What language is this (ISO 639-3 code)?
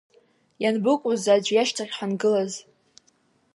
abk